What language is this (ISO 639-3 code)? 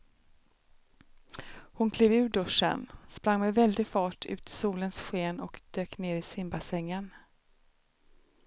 swe